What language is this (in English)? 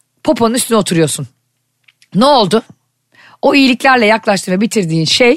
Turkish